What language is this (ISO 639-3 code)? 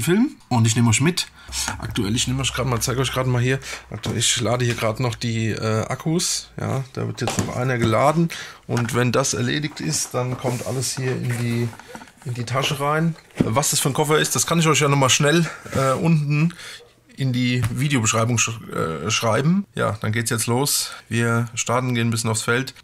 deu